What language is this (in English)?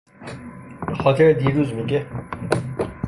Persian